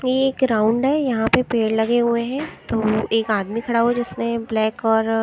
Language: Hindi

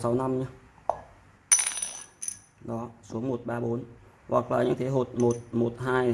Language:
Vietnamese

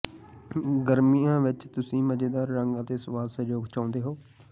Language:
Punjabi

